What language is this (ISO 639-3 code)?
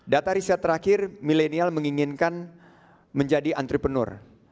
ind